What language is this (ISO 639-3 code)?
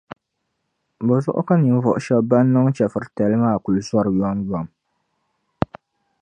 dag